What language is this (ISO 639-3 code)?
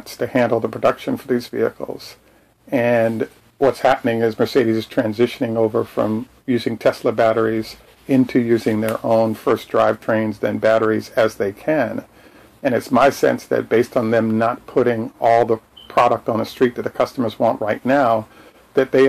eng